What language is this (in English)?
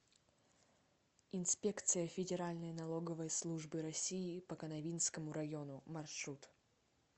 Russian